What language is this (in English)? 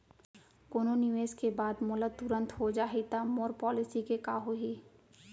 Chhattisgarhi